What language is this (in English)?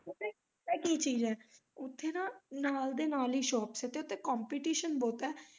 Punjabi